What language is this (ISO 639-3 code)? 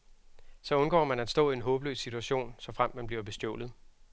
dan